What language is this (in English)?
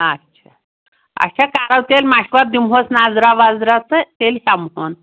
Kashmiri